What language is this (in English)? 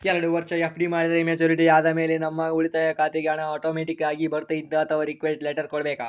Kannada